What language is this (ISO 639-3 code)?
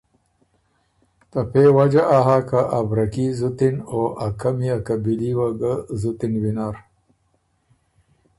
oru